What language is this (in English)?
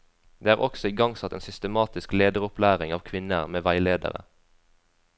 Norwegian